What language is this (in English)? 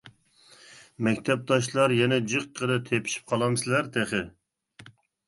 Uyghur